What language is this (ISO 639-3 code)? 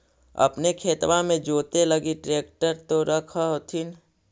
mag